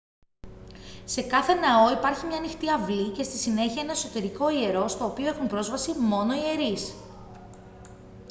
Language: Greek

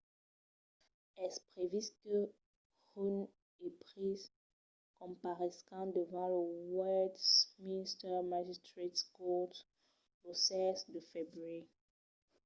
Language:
Occitan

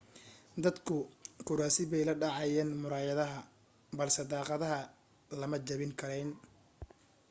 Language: Somali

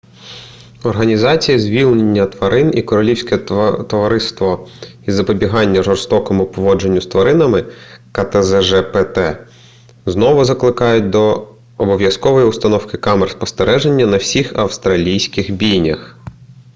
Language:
Ukrainian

